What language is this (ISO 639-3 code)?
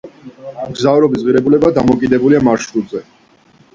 kat